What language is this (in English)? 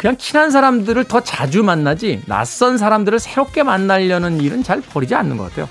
Korean